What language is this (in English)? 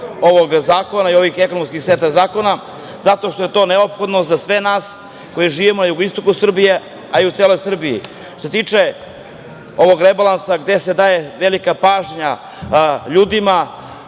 Serbian